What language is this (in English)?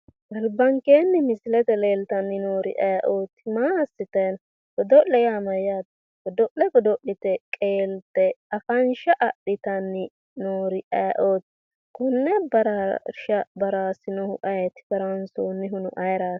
Sidamo